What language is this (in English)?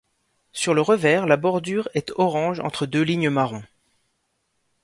French